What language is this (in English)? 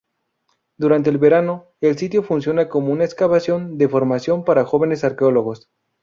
Spanish